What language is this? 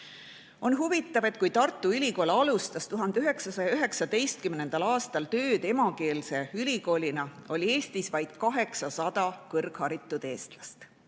Estonian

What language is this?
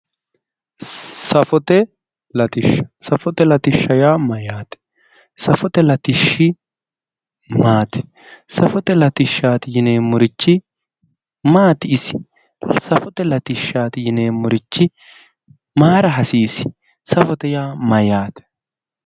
Sidamo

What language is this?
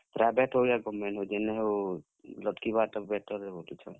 Odia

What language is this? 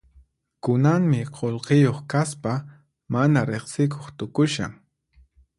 Puno Quechua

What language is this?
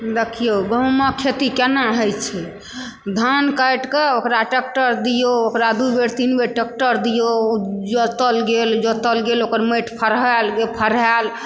Maithili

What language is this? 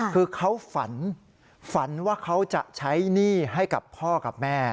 Thai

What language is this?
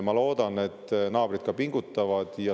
Estonian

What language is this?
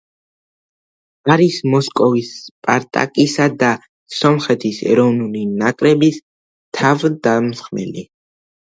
Georgian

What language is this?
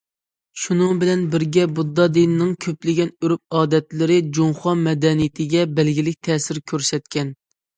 Uyghur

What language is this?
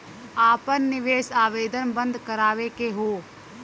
Bhojpuri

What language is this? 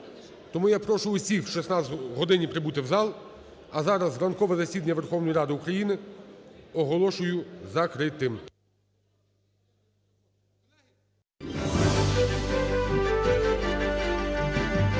Ukrainian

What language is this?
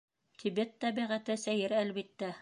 Bashkir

